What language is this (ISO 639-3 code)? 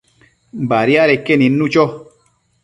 mcf